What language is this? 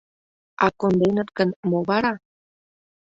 Mari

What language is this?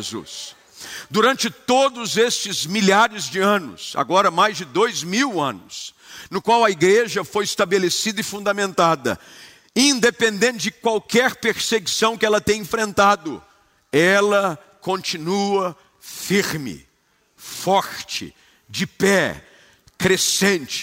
Portuguese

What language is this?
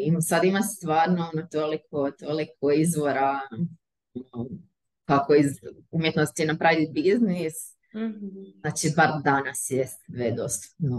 Croatian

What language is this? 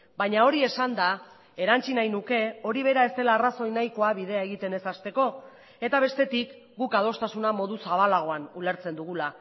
Basque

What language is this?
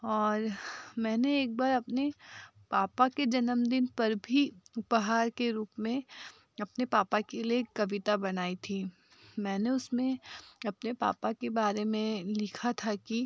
Hindi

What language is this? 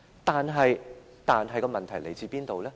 Cantonese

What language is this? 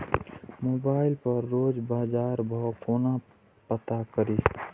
Maithili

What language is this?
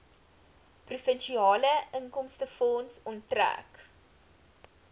Afrikaans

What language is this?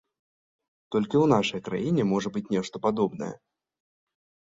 Belarusian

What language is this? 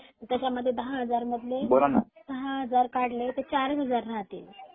Marathi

